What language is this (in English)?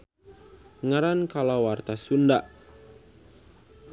Sundanese